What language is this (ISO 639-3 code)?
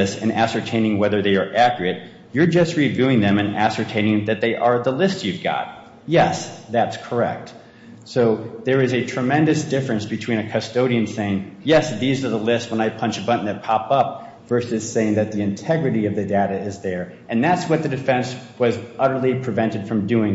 eng